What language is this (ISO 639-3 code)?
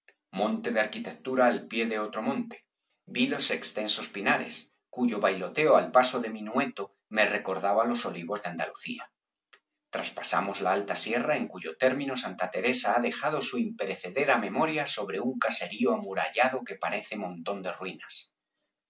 spa